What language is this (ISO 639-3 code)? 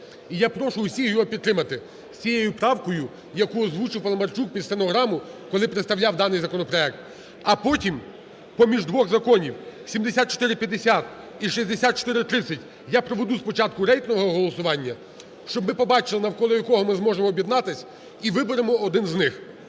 ukr